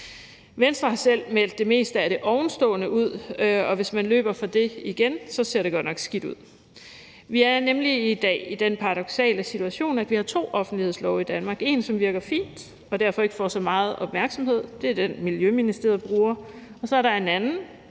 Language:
Danish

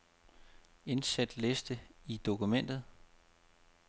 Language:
Danish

